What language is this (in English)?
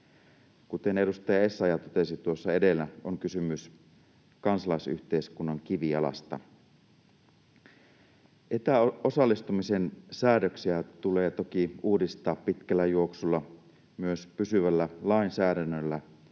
Finnish